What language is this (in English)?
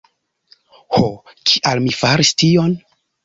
Esperanto